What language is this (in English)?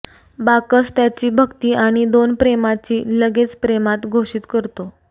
Marathi